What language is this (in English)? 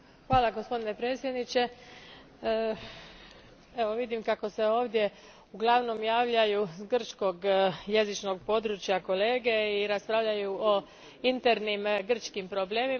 Croatian